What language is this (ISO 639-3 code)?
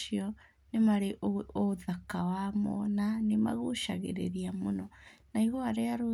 kik